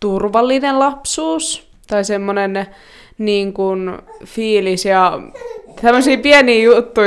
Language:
Finnish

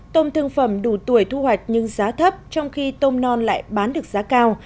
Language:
Vietnamese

